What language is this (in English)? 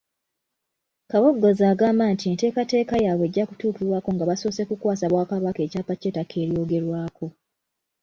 Ganda